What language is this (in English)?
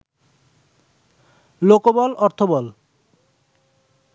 Bangla